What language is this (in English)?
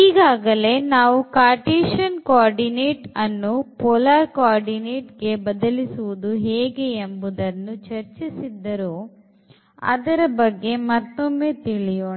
Kannada